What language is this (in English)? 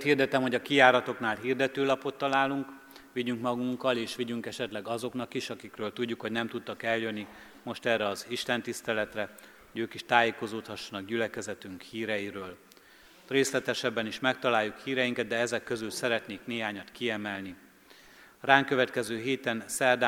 Hungarian